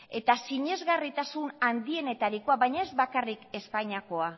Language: Basque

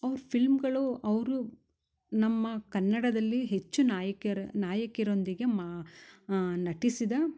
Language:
Kannada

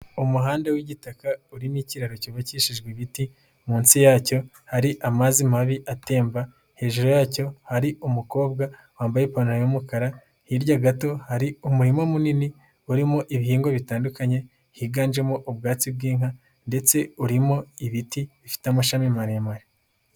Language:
Kinyarwanda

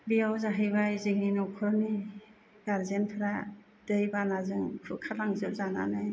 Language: Bodo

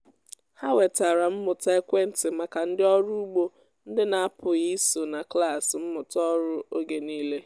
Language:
Igbo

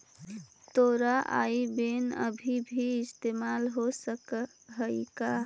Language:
Magahi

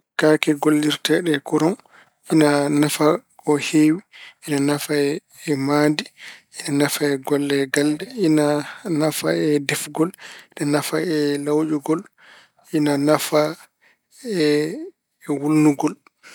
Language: Fula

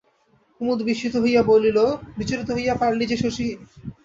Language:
Bangla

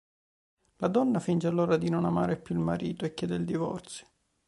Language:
Italian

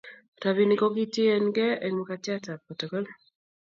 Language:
Kalenjin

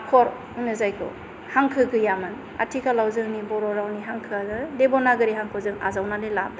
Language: Bodo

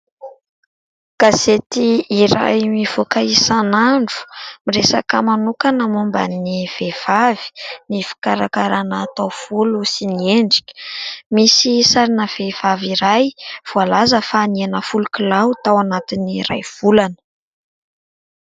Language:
Malagasy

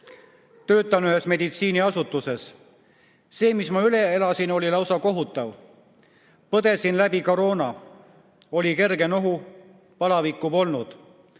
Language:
Estonian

